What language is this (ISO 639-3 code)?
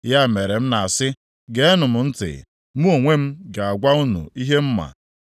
ibo